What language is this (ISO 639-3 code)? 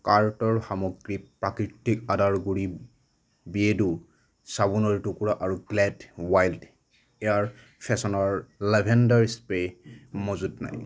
asm